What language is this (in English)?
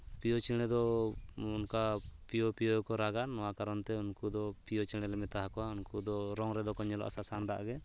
Santali